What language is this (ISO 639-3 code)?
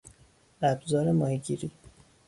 fas